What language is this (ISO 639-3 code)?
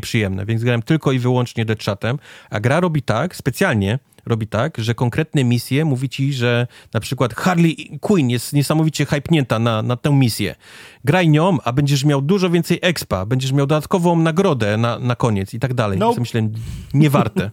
pol